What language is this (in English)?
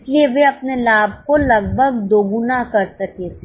Hindi